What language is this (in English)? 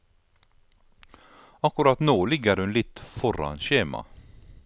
Norwegian